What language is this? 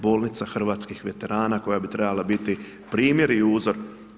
Croatian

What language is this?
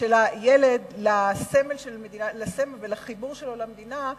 Hebrew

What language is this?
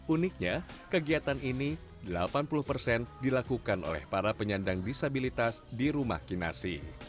Indonesian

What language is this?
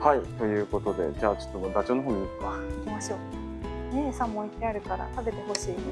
Japanese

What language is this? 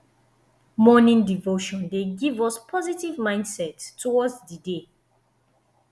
Nigerian Pidgin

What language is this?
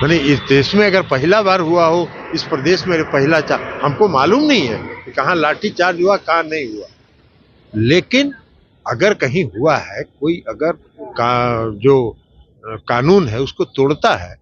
Hindi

